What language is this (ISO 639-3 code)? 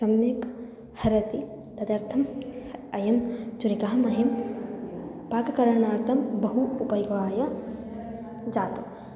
san